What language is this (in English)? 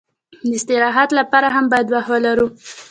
Pashto